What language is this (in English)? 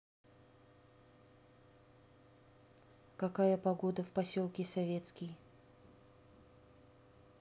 Russian